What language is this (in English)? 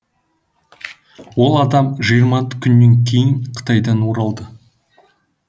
Kazakh